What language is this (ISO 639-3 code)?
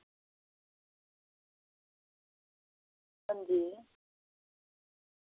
doi